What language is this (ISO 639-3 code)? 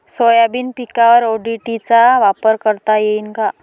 mar